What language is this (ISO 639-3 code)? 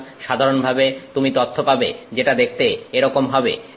ben